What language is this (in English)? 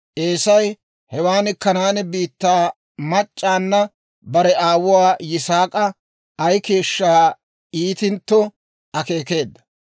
Dawro